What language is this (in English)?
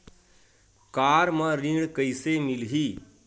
Chhattisgarhi